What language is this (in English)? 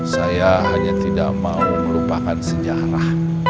Indonesian